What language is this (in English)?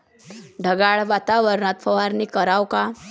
Marathi